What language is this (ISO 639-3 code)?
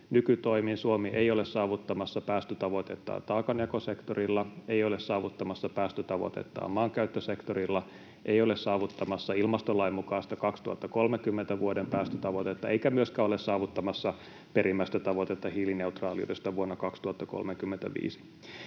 fin